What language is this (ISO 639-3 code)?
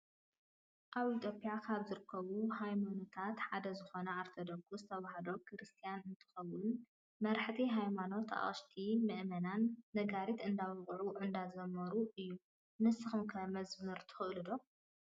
tir